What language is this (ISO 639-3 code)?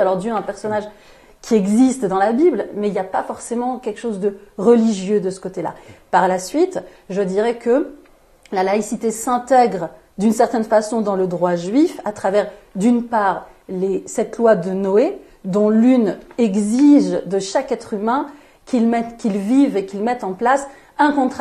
fra